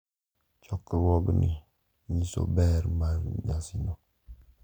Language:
Luo (Kenya and Tanzania)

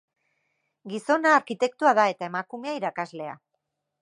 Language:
Basque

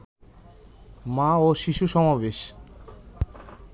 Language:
Bangla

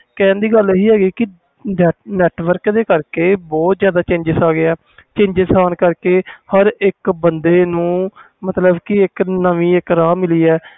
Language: Punjabi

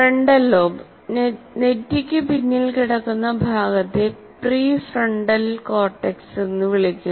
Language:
Malayalam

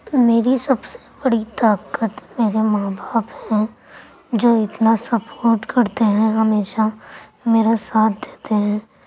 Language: Urdu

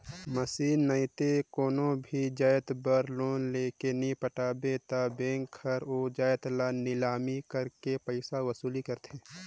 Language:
Chhattisgarhi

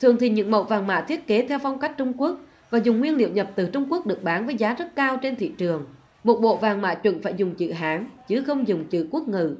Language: Vietnamese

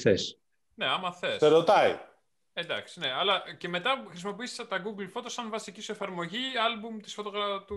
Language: Greek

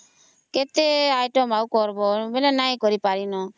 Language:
Odia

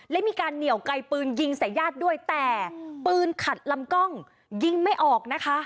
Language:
Thai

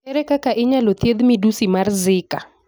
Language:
Luo (Kenya and Tanzania)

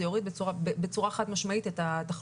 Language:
Hebrew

